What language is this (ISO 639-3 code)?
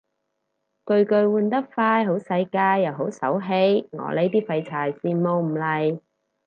yue